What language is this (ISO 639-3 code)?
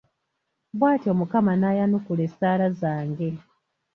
lug